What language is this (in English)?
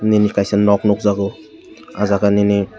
Kok Borok